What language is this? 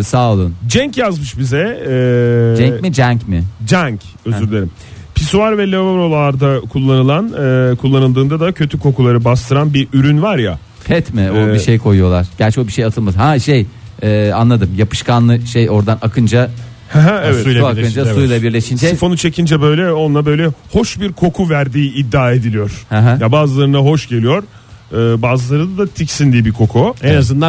Turkish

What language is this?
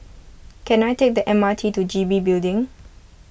English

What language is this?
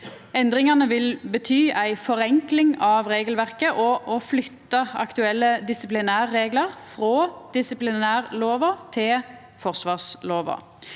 Norwegian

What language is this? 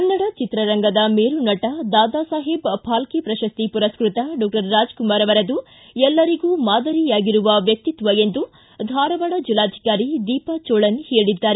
Kannada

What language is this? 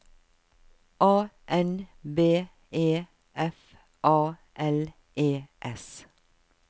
Norwegian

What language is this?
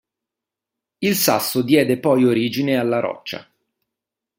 Italian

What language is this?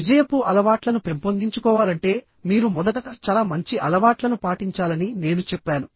Telugu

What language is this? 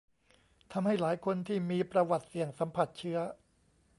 Thai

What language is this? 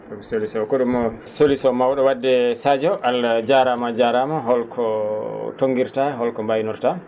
Fula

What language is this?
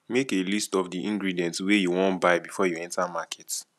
Nigerian Pidgin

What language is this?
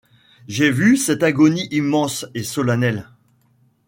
French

